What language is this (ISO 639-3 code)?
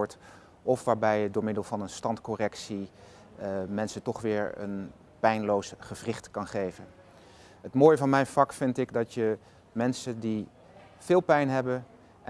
nld